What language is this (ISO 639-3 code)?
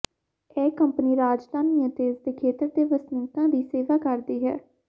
pan